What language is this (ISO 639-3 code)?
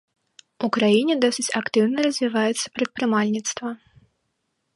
bel